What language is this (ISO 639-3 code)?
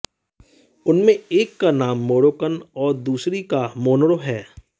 hin